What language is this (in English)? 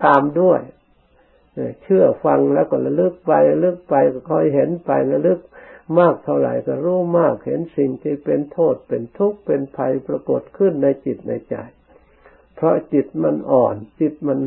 Thai